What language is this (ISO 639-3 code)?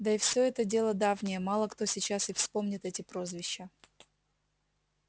rus